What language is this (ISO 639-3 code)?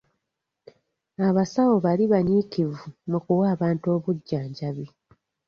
lug